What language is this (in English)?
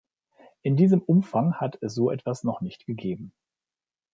German